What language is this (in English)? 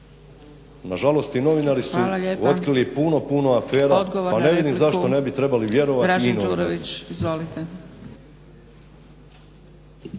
Croatian